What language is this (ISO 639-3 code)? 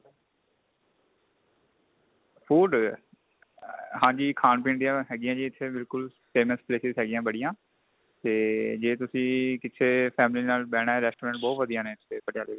pan